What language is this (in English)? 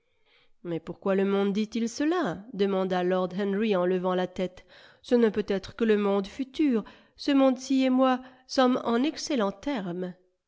French